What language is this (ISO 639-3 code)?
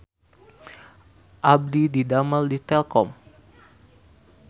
sun